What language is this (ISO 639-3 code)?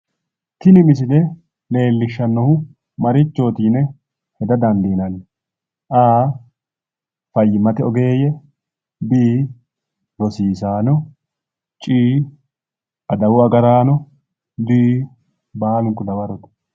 sid